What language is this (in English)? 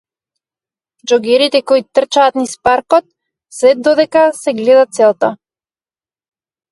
Macedonian